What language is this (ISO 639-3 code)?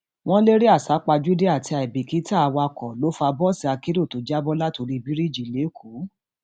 yor